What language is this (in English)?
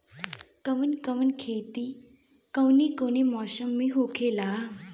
Bhojpuri